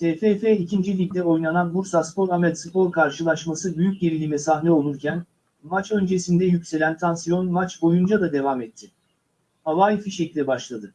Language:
Turkish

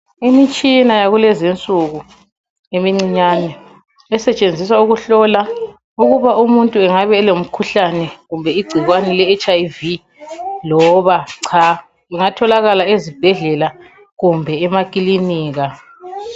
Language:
North Ndebele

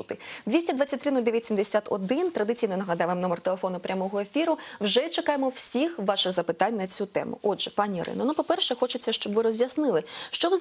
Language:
Russian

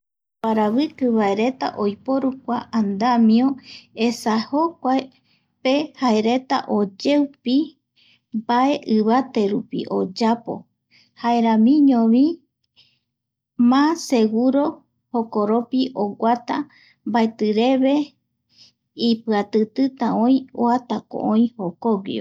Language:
Eastern Bolivian Guaraní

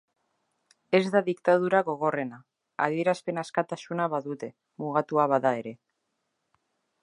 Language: Basque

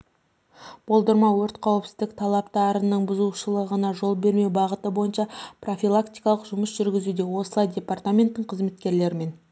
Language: Kazakh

